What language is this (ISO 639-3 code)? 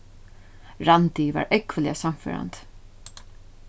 fao